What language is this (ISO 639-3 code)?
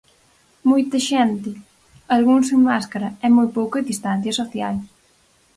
glg